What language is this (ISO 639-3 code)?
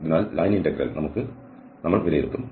mal